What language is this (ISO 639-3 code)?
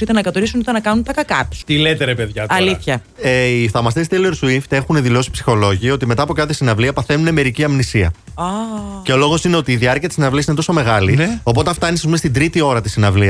ell